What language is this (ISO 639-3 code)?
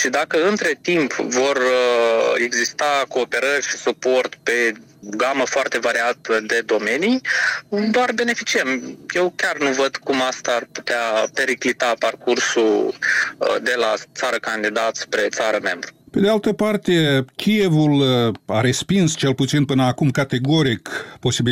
ron